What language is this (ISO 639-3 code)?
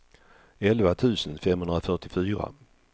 swe